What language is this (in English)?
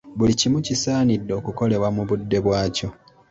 Ganda